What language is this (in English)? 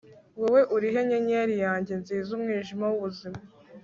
Kinyarwanda